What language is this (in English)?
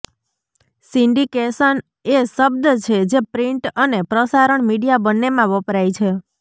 Gujarati